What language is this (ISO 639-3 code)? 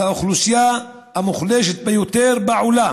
heb